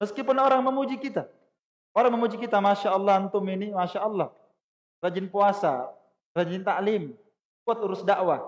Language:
Indonesian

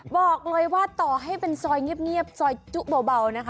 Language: Thai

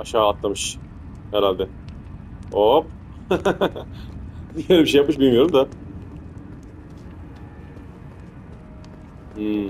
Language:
Turkish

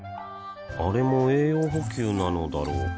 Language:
Japanese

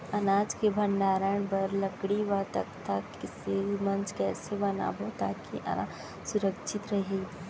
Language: Chhattisgarhi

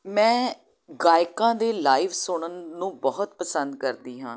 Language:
Punjabi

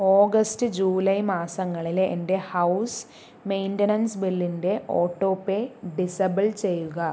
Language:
Malayalam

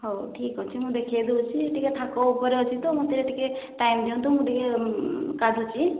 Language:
Odia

